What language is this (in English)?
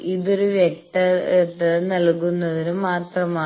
Malayalam